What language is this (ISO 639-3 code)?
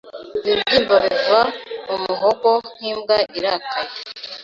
kin